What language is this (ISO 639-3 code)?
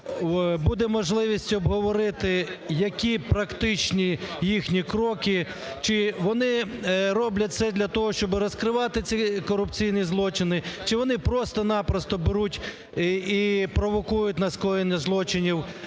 ukr